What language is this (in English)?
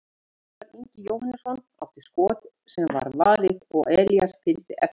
Icelandic